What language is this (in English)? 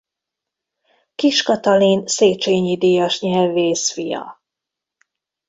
Hungarian